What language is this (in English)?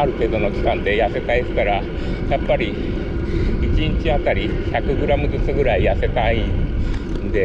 Japanese